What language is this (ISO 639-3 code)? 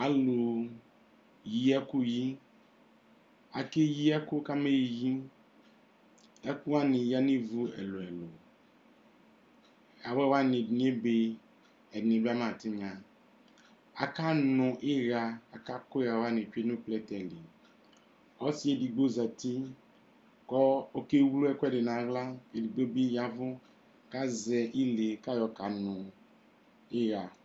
kpo